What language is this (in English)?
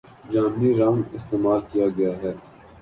Urdu